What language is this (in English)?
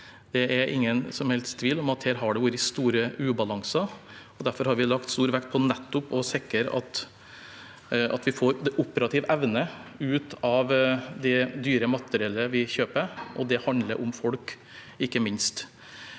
Norwegian